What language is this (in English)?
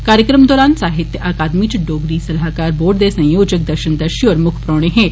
Dogri